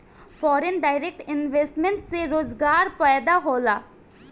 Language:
Bhojpuri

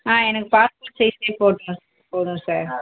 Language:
Tamil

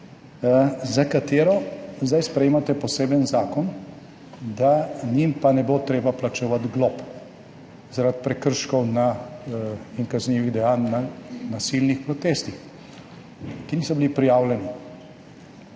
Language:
Slovenian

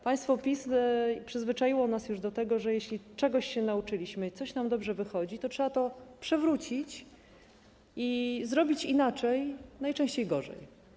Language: Polish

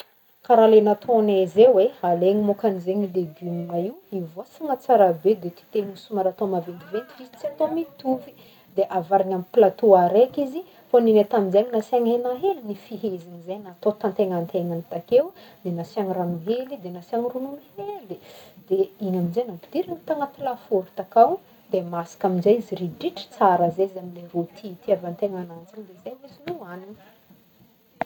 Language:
Northern Betsimisaraka Malagasy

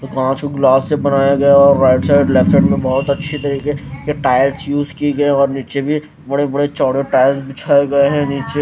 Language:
Hindi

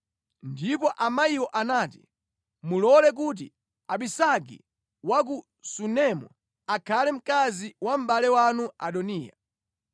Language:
Nyanja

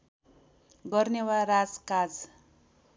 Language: Nepali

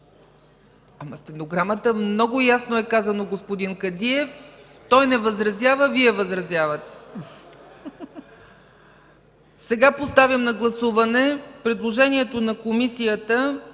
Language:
Bulgarian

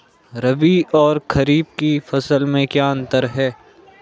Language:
Hindi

